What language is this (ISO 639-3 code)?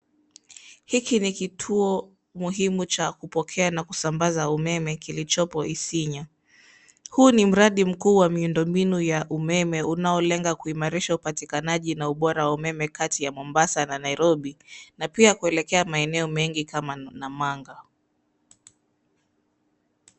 swa